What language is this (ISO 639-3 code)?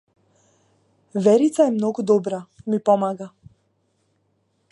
mkd